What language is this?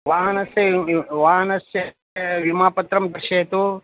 Sanskrit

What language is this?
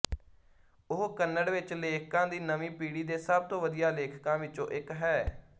Punjabi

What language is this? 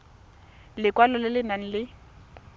Tswana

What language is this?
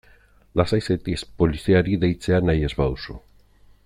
Basque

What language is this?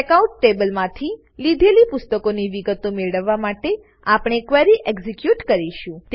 Gujarati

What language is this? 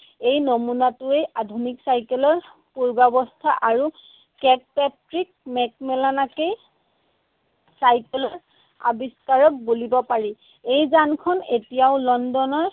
Assamese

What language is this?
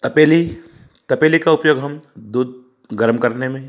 Hindi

